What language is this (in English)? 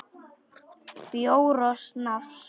Icelandic